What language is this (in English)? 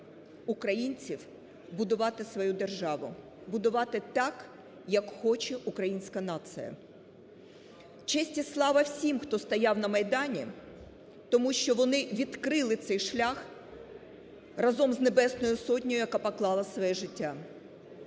Ukrainian